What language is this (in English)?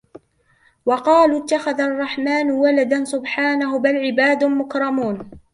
Arabic